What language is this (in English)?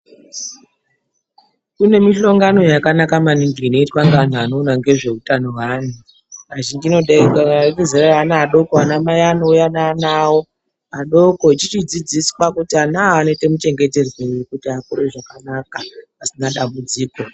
Ndau